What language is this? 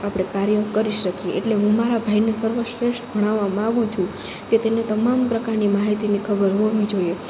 Gujarati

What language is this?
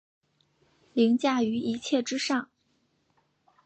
Chinese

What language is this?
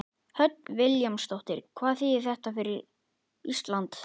Icelandic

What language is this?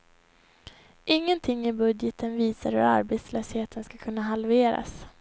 Swedish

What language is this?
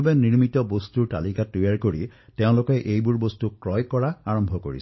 Assamese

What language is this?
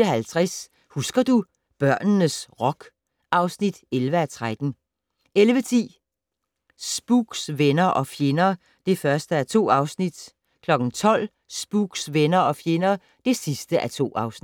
Danish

